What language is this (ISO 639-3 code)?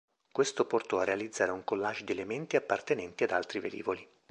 ita